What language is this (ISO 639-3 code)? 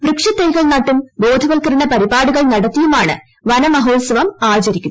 mal